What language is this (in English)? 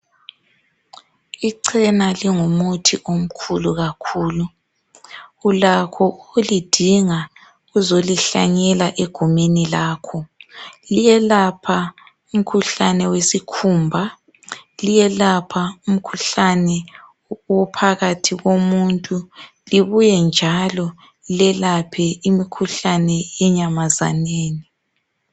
North Ndebele